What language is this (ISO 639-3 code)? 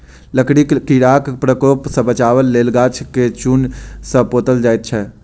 mai